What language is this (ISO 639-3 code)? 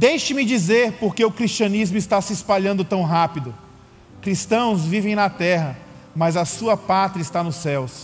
por